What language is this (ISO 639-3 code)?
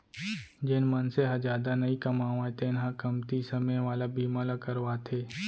hne